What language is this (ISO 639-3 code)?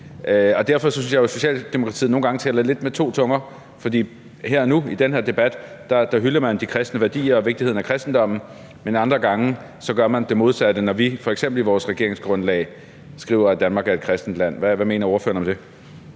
dan